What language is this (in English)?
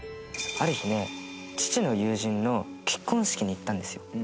Japanese